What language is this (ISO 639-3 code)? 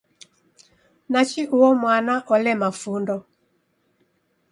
dav